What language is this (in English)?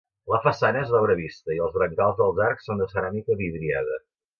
Catalan